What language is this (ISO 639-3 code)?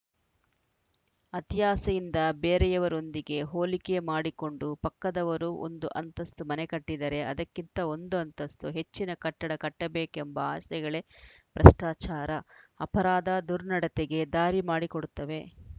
kan